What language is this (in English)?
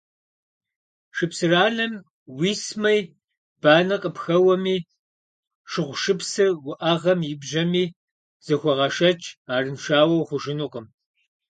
Kabardian